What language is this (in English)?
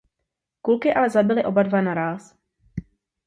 Czech